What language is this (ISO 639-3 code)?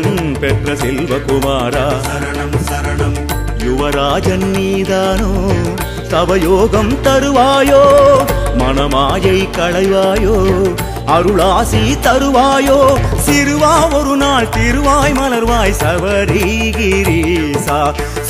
tam